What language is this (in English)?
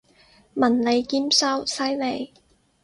Cantonese